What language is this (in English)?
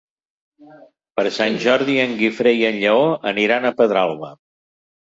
Catalan